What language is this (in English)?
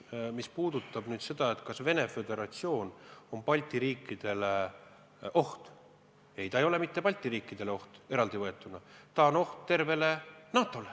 Estonian